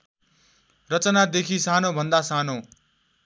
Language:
Nepali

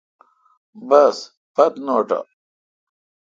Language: Kalkoti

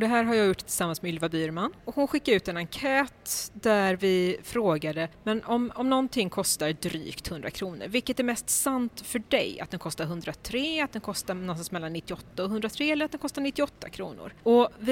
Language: Swedish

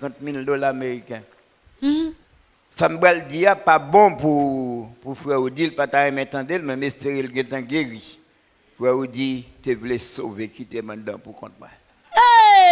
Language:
French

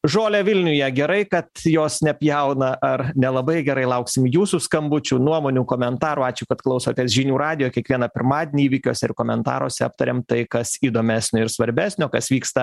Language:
Lithuanian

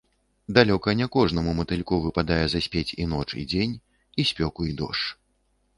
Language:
Belarusian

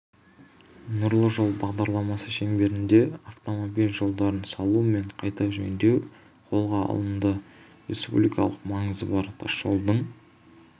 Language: Kazakh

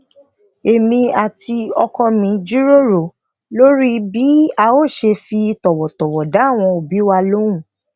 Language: Yoruba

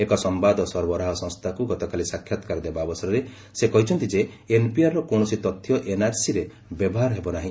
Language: Odia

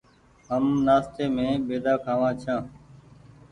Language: Goaria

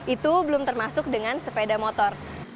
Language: Indonesian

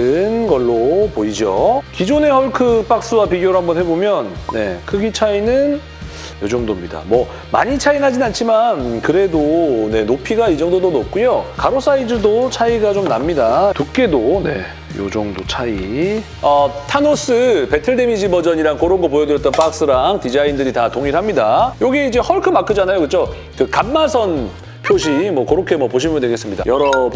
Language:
Korean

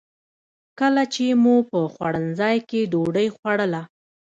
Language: Pashto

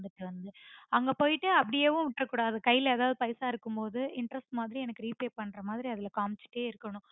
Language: Tamil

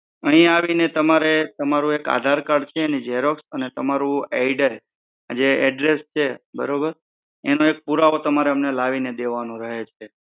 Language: Gujarati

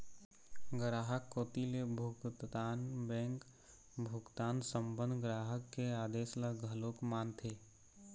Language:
Chhattisgarhi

